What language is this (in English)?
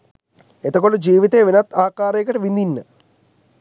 Sinhala